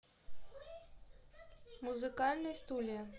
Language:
Russian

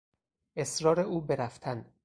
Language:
Persian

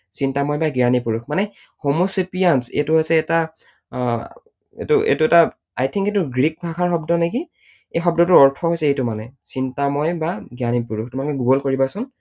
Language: Assamese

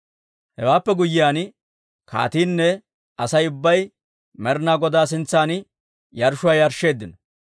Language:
Dawro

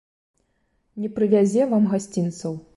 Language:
Belarusian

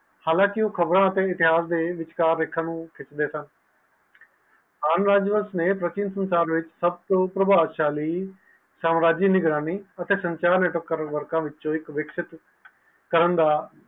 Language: Punjabi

